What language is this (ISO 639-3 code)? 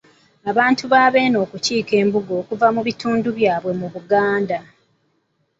lug